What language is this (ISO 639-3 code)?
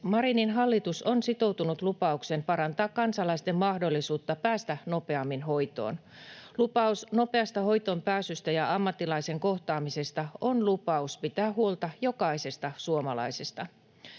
fin